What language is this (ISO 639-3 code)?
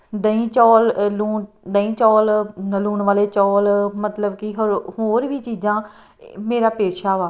pan